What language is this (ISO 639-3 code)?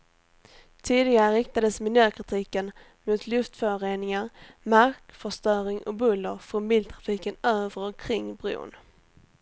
swe